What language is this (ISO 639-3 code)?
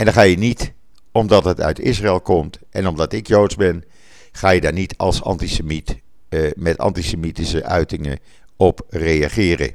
nld